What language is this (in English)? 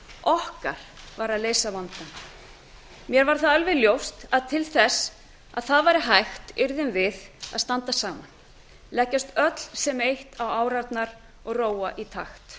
Icelandic